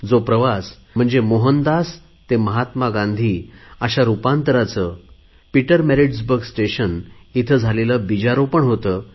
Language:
Marathi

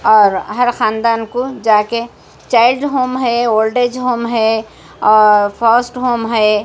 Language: Urdu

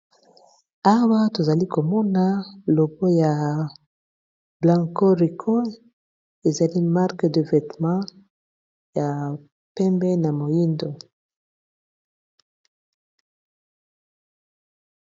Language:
Lingala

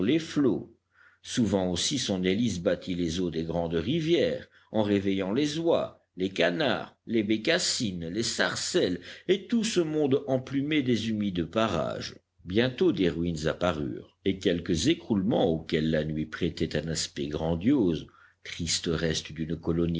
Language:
French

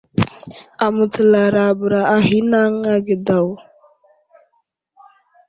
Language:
Wuzlam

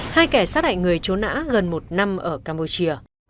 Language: Vietnamese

